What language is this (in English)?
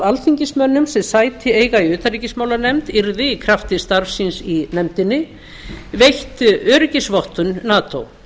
Icelandic